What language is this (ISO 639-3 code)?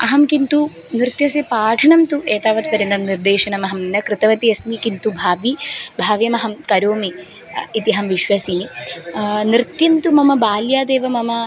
san